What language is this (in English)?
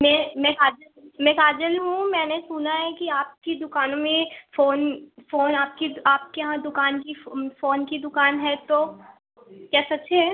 Hindi